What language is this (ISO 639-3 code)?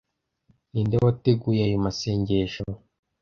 kin